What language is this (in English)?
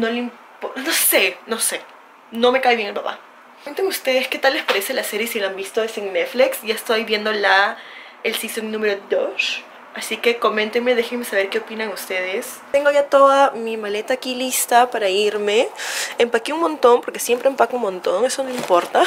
Spanish